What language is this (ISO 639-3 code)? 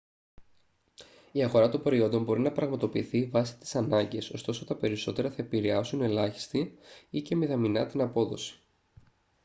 ell